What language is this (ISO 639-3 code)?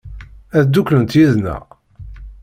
kab